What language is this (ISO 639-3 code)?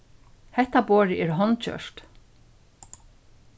fao